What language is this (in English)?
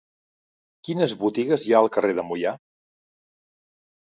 Catalan